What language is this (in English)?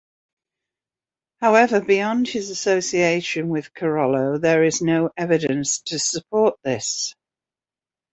English